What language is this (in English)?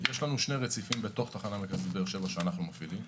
Hebrew